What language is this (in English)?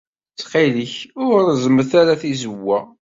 Kabyle